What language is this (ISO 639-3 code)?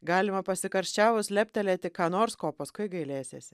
lit